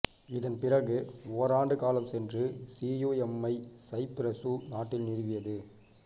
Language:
Tamil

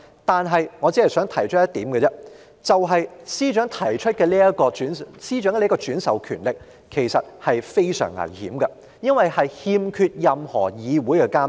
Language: Cantonese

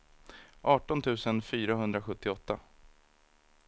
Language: Swedish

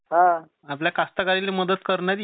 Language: Marathi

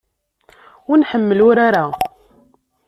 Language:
Kabyle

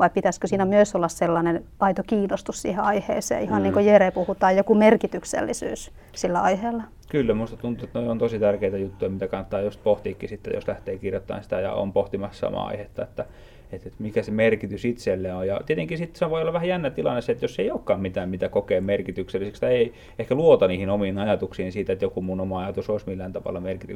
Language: Finnish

